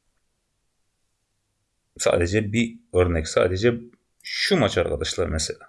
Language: Turkish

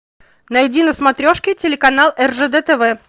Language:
Russian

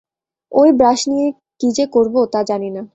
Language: Bangla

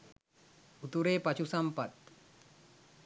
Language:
Sinhala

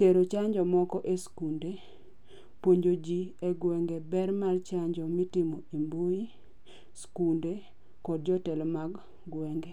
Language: Luo (Kenya and Tanzania)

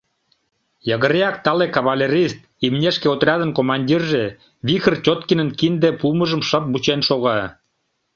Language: Mari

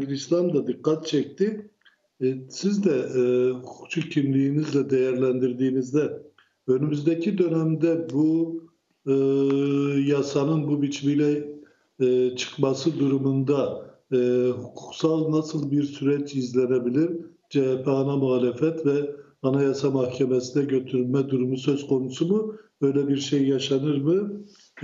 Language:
Turkish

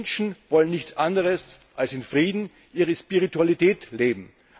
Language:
German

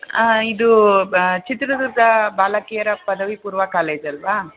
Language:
Kannada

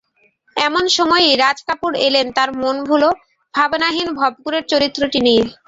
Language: Bangla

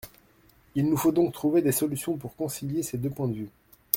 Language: French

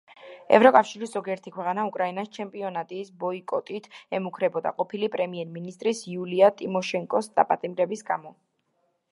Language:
Georgian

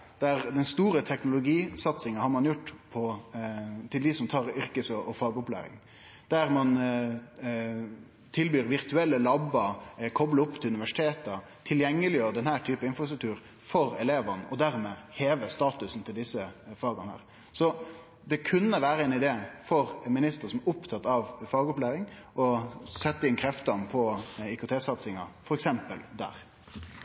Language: Norwegian Nynorsk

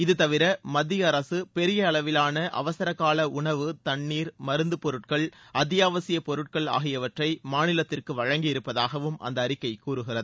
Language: Tamil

